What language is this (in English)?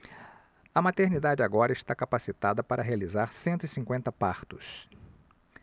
Portuguese